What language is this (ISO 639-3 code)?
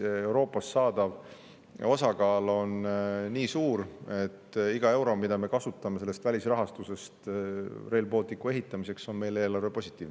est